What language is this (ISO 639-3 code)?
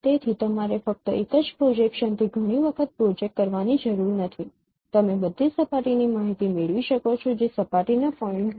guj